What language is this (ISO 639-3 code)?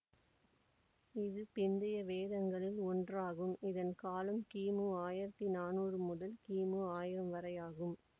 tam